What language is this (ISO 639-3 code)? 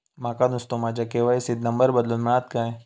mar